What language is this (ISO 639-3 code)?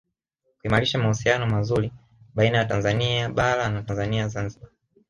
swa